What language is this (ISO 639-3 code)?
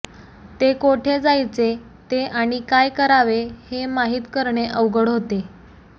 mar